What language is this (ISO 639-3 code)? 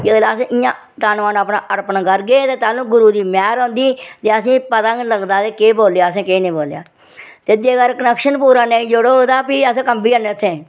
doi